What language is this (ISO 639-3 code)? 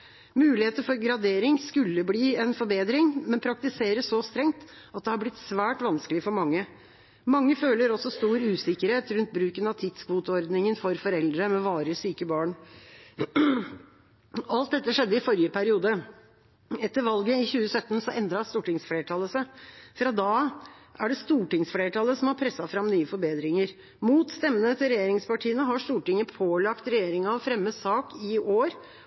nob